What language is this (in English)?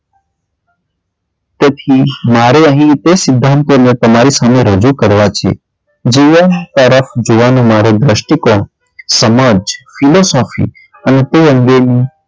Gujarati